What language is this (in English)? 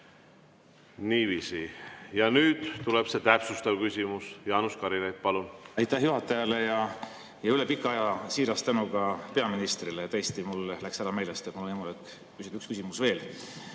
Estonian